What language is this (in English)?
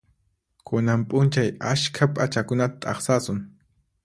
Puno Quechua